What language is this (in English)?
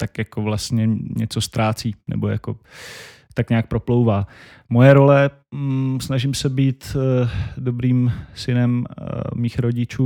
Czech